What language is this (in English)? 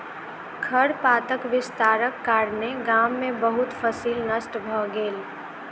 Maithili